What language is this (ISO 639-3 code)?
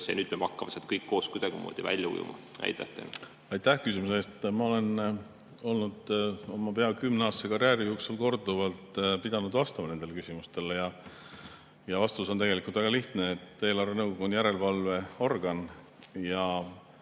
est